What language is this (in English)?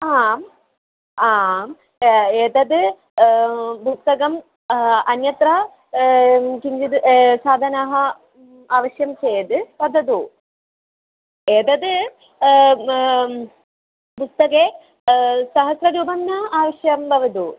Sanskrit